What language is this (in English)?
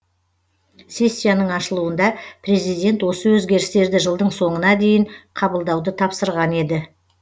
Kazakh